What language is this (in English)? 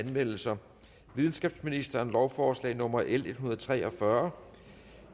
Danish